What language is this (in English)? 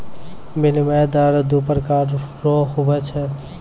Maithili